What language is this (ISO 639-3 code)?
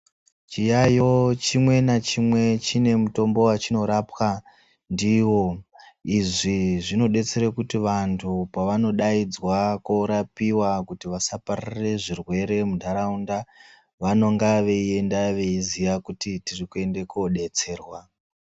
ndc